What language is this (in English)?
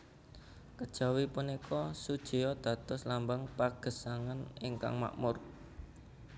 Javanese